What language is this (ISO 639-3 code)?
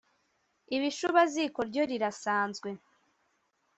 kin